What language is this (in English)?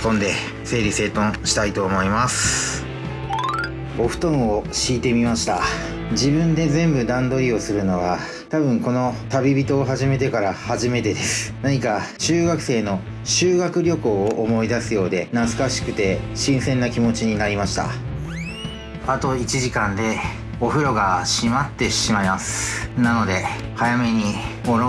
Japanese